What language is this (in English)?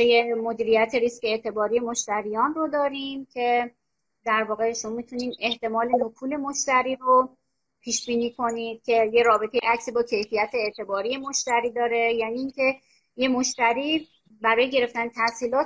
Persian